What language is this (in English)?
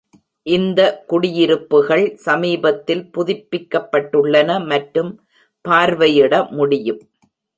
Tamil